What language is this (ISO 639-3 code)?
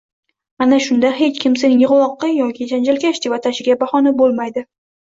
uzb